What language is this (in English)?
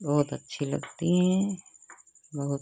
Hindi